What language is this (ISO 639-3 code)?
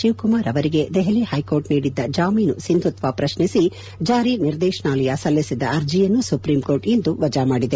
kan